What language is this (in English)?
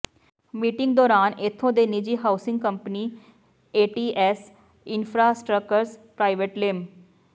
Punjabi